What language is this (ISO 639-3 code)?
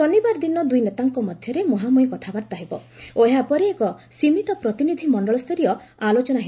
ori